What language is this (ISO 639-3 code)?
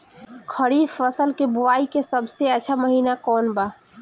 bho